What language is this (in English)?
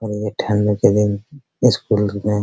Hindi